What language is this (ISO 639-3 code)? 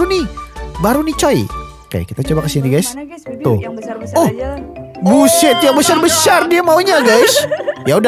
ind